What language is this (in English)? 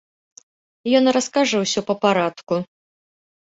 Belarusian